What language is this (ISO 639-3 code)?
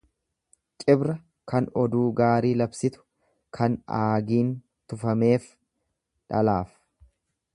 orm